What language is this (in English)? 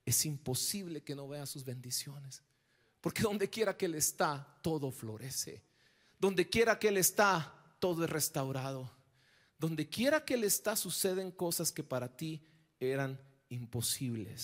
Spanish